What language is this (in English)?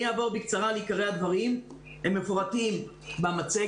Hebrew